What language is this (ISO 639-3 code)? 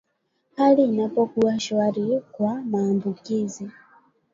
swa